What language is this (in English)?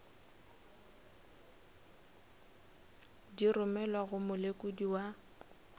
Northern Sotho